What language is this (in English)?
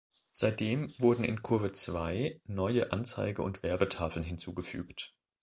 German